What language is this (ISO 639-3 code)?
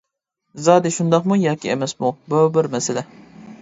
uig